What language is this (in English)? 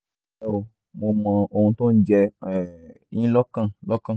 Yoruba